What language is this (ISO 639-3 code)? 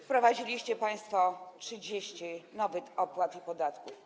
pol